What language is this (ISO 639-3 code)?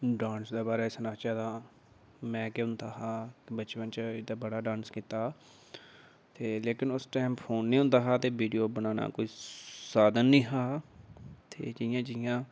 doi